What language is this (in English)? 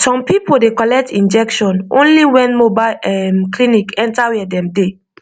Nigerian Pidgin